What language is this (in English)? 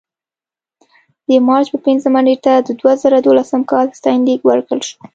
Pashto